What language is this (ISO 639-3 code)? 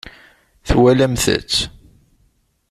kab